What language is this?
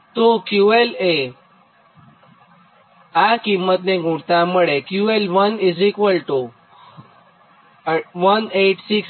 Gujarati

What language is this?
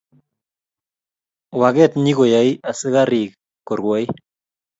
Kalenjin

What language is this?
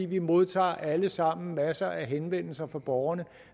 Danish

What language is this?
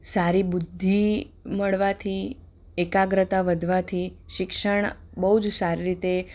Gujarati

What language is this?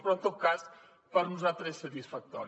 Catalan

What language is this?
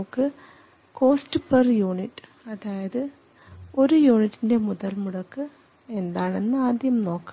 Malayalam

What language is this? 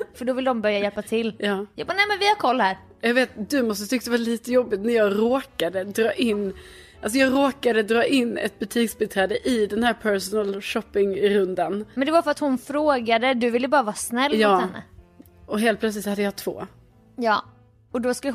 Swedish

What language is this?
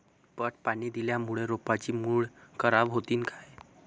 Marathi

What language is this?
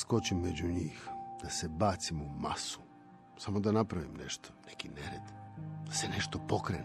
Croatian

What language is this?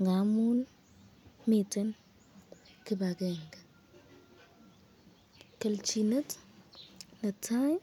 Kalenjin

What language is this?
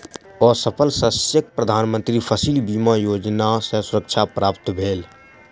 Maithili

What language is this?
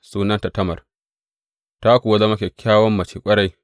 Hausa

